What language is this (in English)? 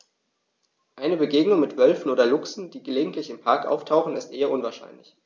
German